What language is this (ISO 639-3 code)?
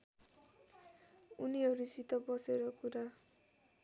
nep